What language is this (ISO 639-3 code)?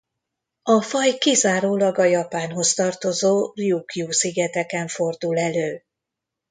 hun